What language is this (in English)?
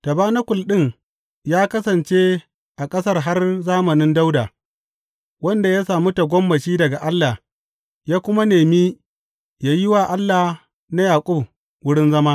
Hausa